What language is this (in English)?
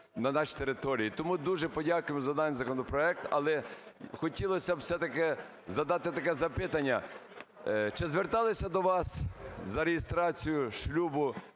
Ukrainian